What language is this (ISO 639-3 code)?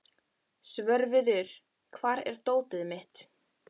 isl